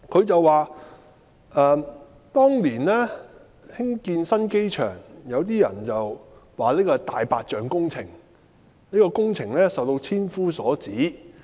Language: Cantonese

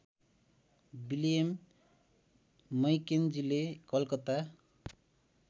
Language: Nepali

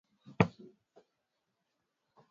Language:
Swahili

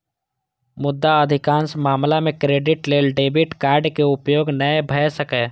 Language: Maithili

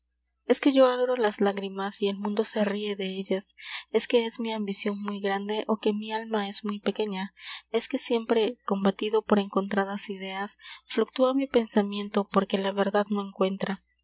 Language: Spanish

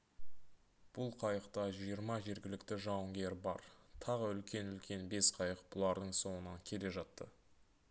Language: Kazakh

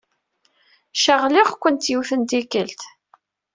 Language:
Kabyle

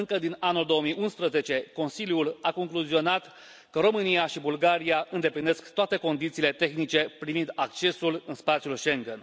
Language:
Romanian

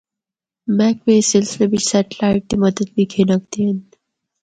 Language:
Northern Hindko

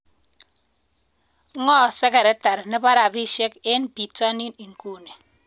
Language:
Kalenjin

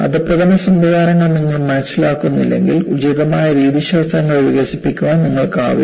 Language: Malayalam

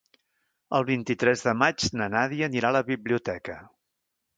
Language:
Catalan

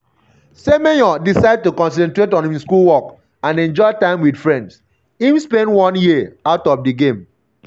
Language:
Nigerian Pidgin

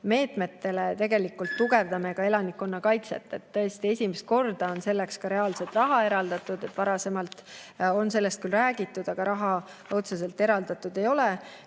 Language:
Estonian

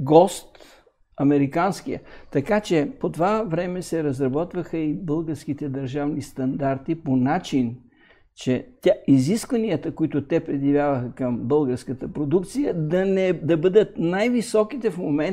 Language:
Bulgarian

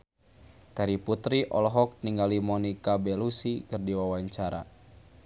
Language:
Sundanese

